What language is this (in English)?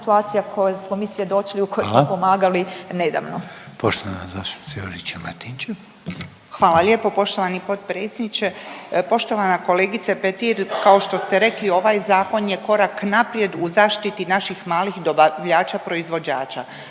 Croatian